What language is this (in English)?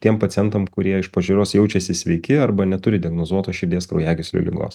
Lithuanian